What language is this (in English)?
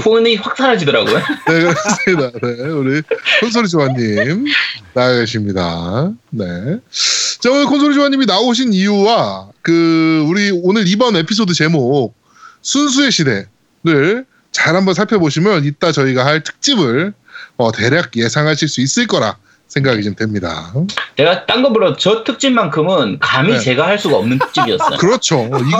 Korean